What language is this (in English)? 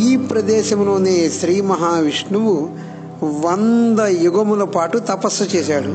Telugu